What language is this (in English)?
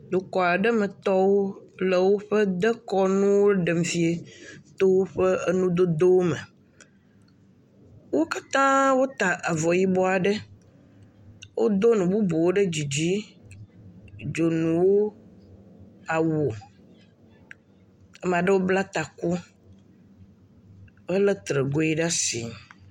Ewe